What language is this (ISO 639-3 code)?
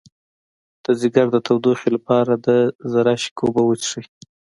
pus